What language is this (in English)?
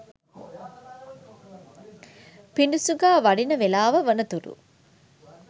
Sinhala